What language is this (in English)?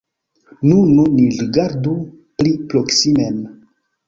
Esperanto